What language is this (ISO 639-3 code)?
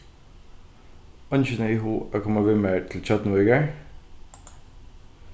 fao